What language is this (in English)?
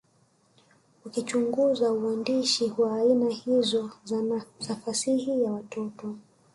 Swahili